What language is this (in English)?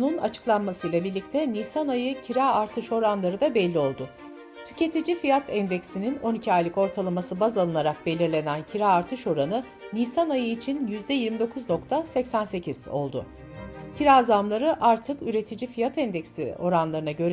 Turkish